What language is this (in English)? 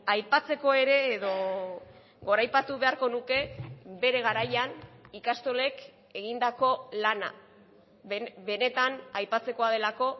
Basque